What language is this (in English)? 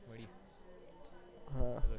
Gujarati